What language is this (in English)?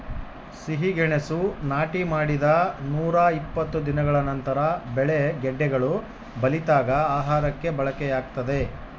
Kannada